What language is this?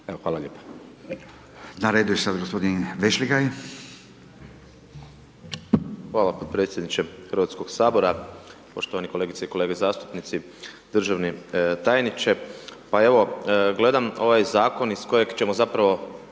Croatian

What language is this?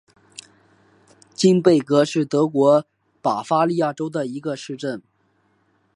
Chinese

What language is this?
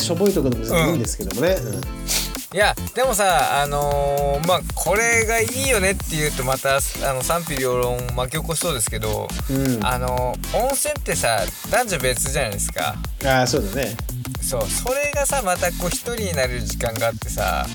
Japanese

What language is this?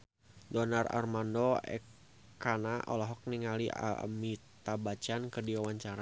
Sundanese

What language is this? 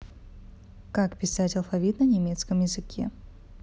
Russian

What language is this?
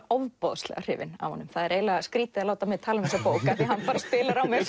Icelandic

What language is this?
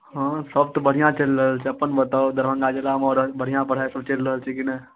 Maithili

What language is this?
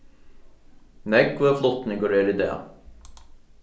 Faroese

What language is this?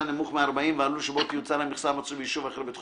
Hebrew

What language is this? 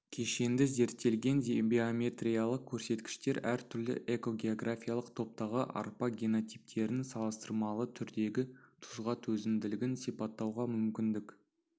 Kazakh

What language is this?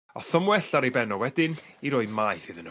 Welsh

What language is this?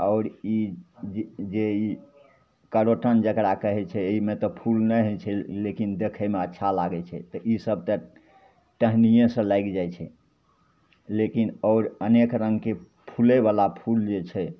Maithili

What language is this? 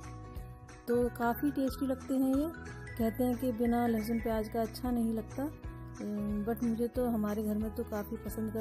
Hindi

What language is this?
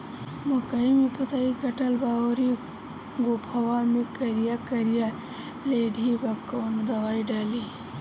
Bhojpuri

